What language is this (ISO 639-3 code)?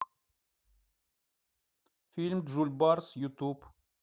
rus